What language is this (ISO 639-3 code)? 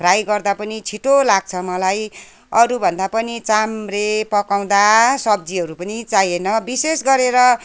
nep